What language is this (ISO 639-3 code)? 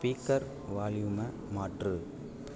tam